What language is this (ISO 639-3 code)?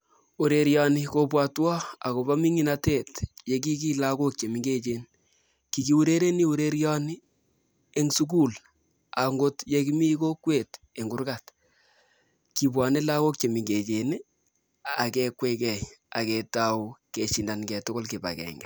kln